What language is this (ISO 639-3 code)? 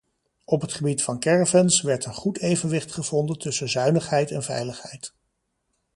nld